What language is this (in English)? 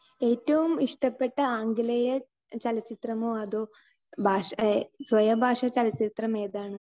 Malayalam